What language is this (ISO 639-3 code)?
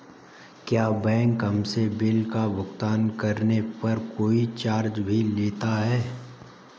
hin